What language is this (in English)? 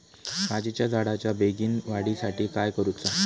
Marathi